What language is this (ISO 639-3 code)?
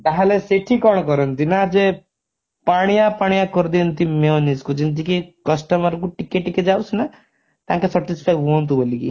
ori